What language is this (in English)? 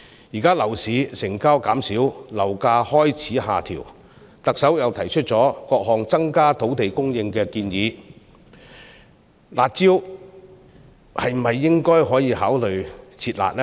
Cantonese